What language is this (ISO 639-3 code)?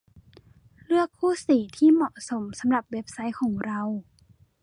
tha